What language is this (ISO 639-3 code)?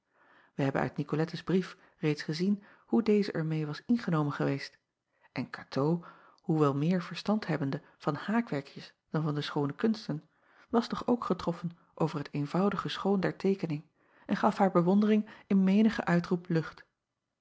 nld